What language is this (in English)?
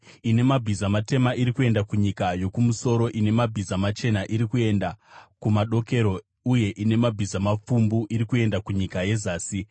Shona